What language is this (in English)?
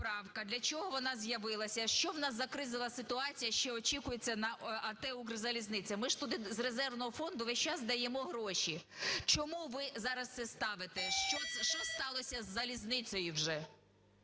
Ukrainian